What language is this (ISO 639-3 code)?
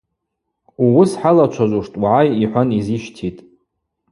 abq